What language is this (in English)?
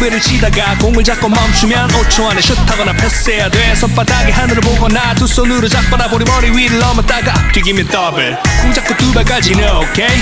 Dutch